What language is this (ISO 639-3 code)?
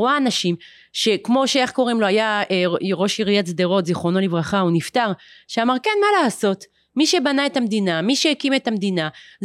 heb